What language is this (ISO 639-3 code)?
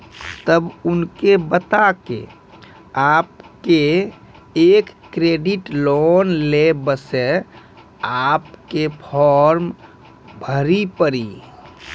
mai